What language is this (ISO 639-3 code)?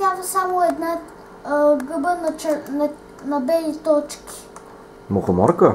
bul